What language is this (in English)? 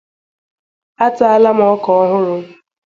Igbo